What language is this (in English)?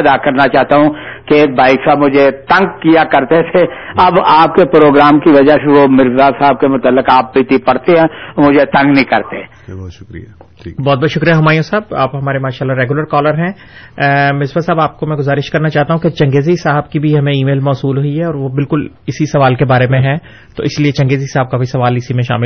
Urdu